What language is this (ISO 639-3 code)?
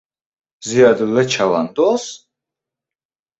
uzb